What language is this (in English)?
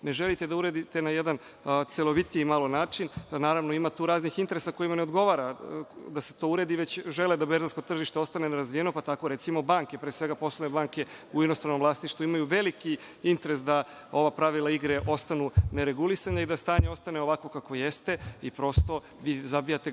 Serbian